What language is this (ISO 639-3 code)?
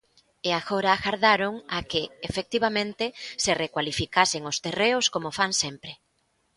glg